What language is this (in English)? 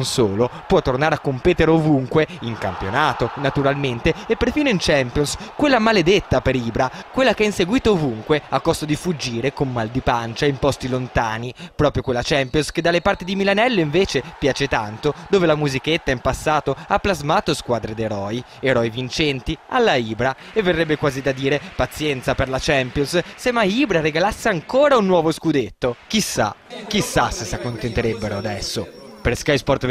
Italian